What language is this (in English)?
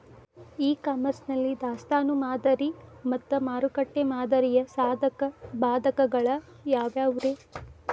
Kannada